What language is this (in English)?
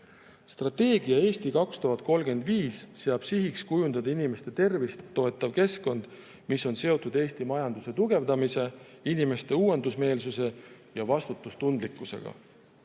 Estonian